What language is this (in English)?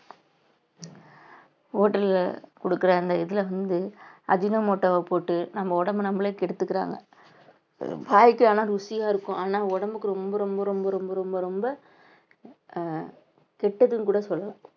Tamil